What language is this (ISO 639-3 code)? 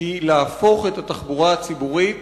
heb